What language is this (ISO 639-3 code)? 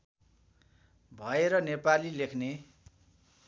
nep